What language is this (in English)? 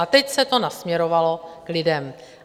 Czech